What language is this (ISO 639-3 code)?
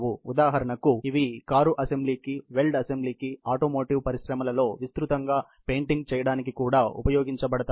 tel